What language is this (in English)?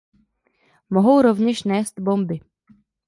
Czech